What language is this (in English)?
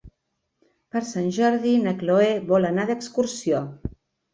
Catalan